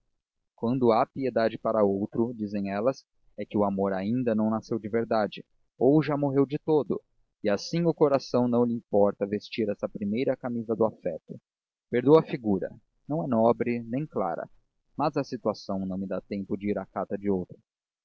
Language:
Portuguese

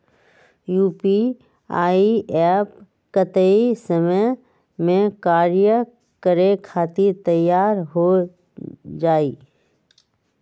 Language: Magahi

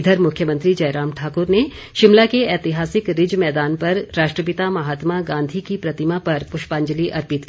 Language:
Hindi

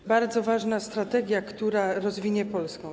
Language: Polish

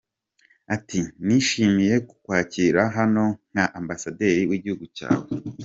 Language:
Kinyarwanda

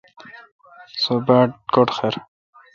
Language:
Kalkoti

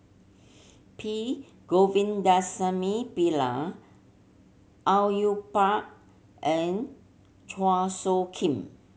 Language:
English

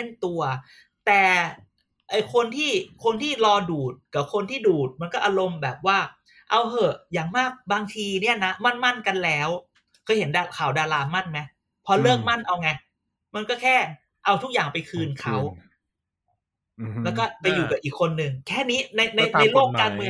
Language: Thai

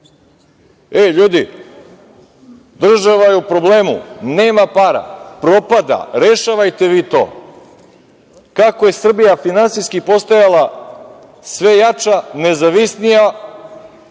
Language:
Serbian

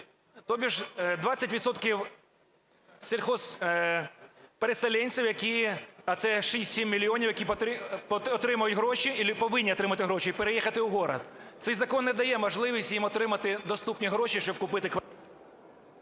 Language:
Ukrainian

